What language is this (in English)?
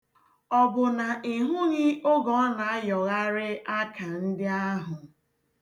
Igbo